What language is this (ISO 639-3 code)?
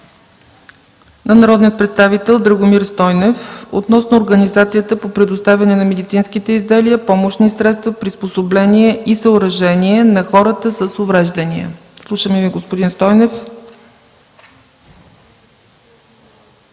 bul